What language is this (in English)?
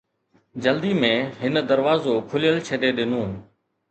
Sindhi